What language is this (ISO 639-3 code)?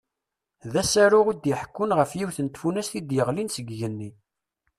kab